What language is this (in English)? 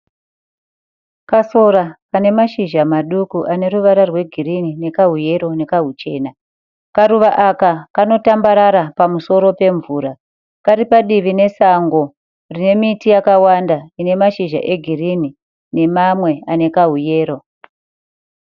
Shona